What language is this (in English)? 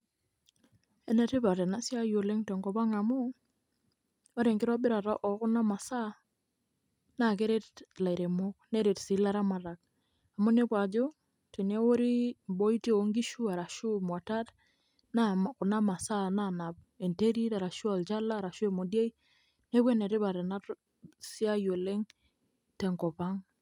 Masai